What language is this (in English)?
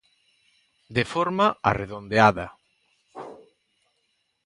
Galician